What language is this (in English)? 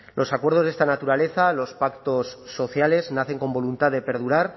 Spanish